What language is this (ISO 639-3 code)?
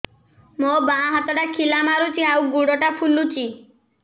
ori